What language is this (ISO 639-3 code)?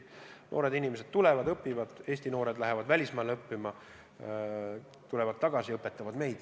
est